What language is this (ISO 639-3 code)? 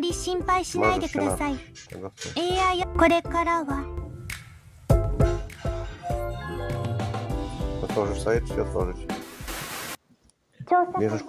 jpn